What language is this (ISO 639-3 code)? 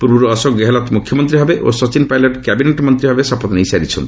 ori